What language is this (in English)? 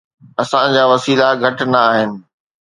Sindhi